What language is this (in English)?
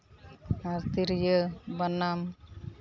Santali